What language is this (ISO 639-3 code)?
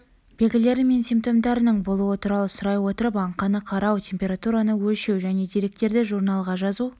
kaz